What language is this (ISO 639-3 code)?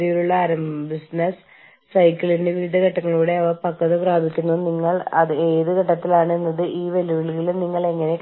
mal